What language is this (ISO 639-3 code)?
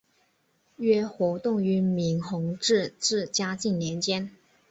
zho